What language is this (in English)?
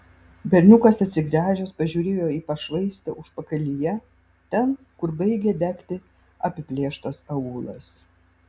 Lithuanian